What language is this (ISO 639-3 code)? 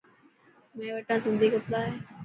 mki